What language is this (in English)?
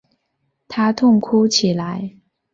Chinese